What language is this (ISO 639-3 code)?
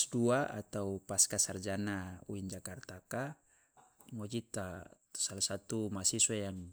loa